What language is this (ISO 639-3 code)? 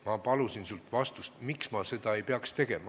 est